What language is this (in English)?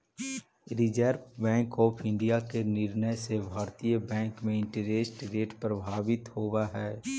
Magahi